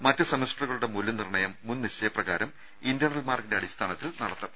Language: Malayalam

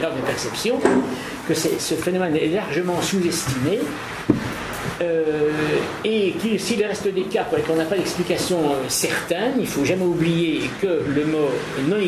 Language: French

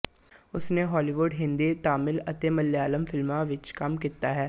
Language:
Punjabi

